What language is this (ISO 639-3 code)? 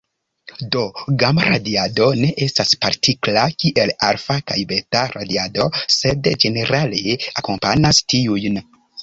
epo